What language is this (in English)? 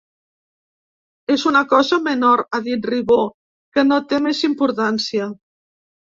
Catalan